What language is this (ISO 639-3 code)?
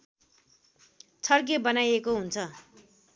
nep